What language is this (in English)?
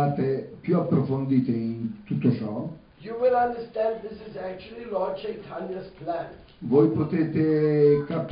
Italian